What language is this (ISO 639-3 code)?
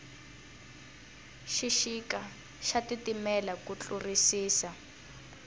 tso